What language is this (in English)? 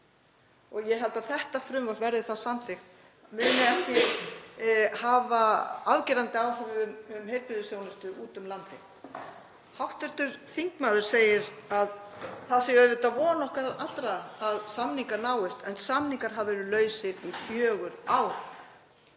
Icelandic